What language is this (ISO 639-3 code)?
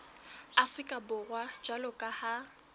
sot